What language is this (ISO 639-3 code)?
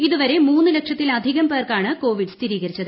mal